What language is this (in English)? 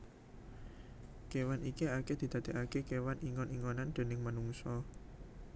Javanese